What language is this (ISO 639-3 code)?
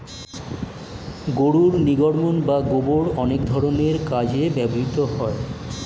ben